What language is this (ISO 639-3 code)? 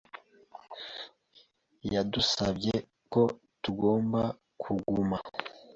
kin